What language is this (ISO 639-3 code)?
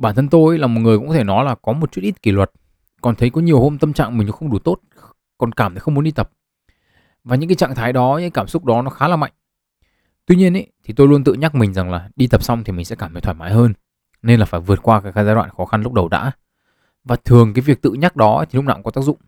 vie